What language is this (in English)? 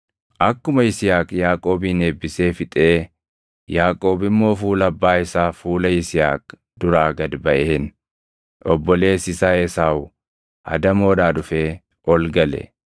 Oromo